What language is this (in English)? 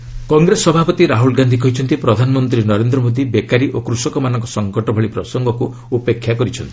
Odia